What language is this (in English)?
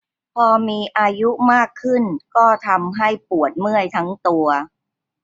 Thai